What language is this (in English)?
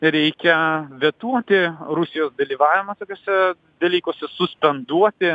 Lithuanian